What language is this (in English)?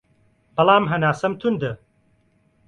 Central Kurdish